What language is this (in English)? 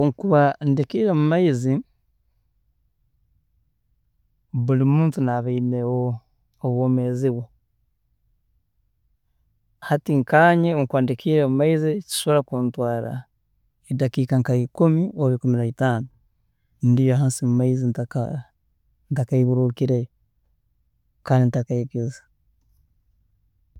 Tooro